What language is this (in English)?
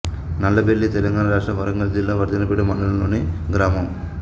Telugu